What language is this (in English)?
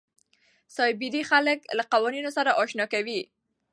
Pashto